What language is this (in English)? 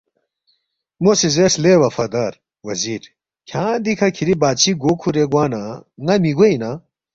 Balti